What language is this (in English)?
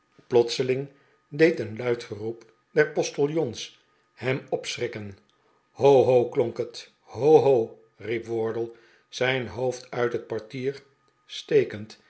Dutch